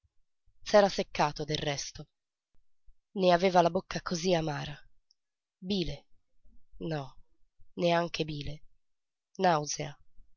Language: Italian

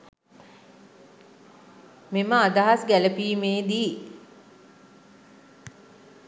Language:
Sinhala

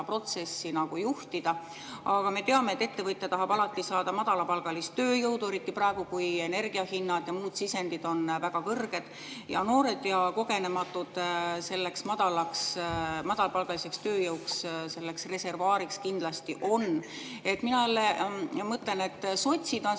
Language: Estonian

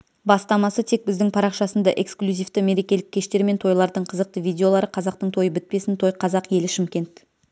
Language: Kazakh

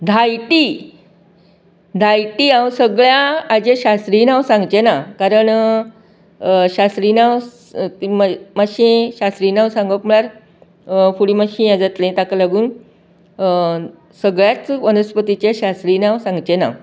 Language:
Konkani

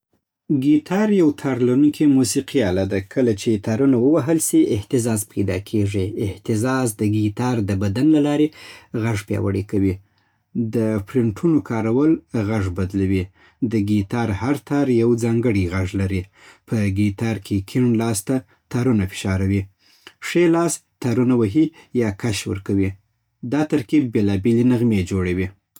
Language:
Southern Pashto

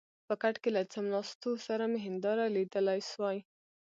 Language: Pashto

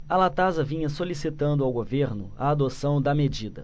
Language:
Portuguese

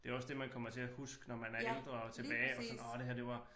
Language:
Danish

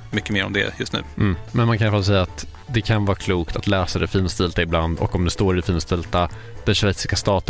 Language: Swedish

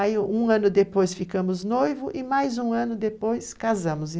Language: Portuguese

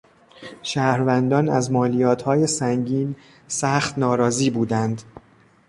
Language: Persian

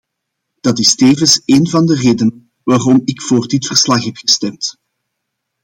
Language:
Dutch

